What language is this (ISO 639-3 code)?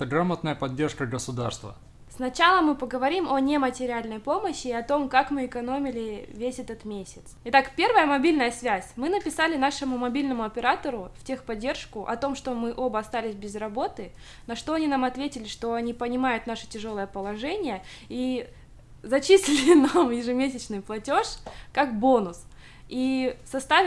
rus